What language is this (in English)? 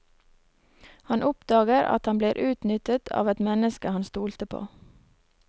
Norwegian